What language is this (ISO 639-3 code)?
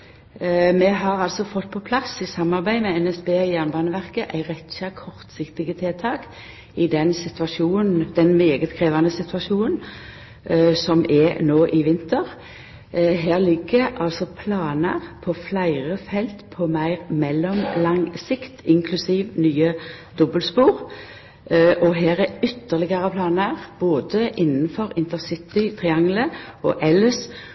nno